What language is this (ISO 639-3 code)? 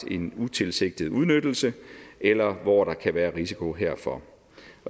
dan